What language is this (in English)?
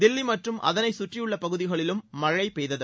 Tamil